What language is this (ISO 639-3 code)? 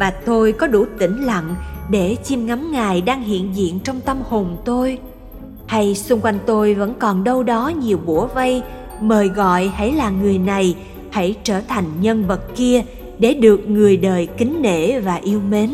vie